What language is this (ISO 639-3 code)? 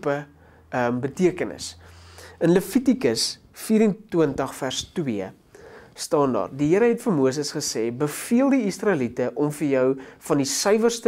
nld